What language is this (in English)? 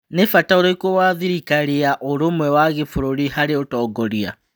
Kikuyu